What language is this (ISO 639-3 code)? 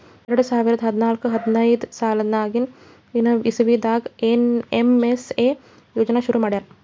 kan